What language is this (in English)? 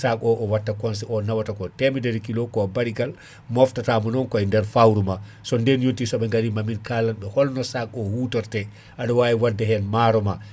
Fula